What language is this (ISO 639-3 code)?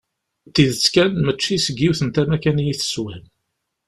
kab